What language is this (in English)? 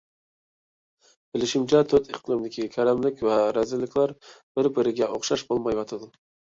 Uyghur